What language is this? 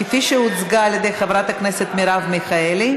Hebrew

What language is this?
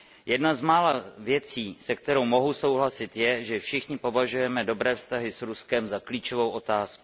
Czech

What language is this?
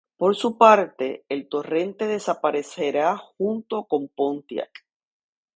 Spanish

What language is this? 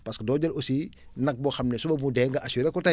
Wolof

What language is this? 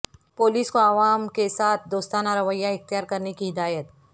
Urdu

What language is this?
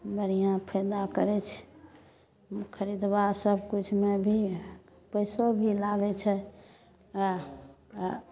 Maithili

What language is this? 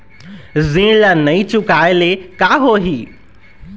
Chhattisgarhi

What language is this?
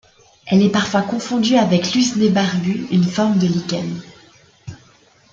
French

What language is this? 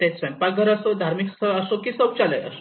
Marathi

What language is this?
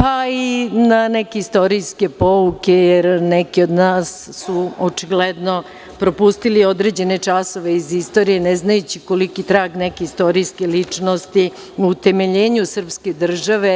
Serbian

